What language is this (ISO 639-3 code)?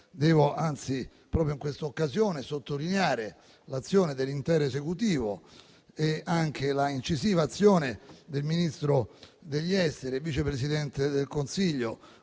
ita